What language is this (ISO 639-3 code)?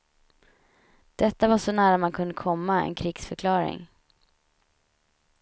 swe